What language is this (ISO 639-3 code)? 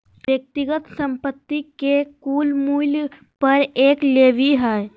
mag